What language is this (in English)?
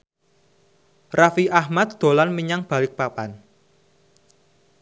Javanese